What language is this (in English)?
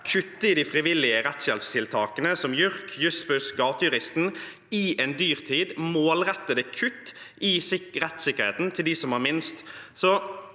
Norwegian